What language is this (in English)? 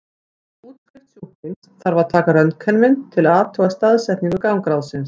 Icelandic